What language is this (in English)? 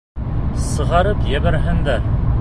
Bashkir